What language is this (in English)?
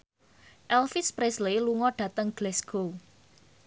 Javanese